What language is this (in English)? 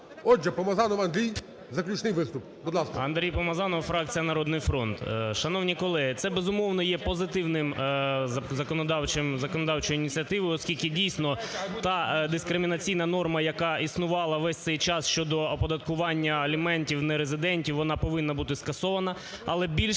Ukrainian